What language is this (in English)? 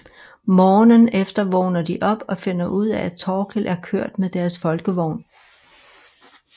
Danish